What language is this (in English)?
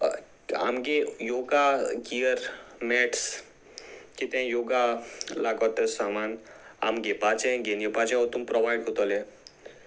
Konkani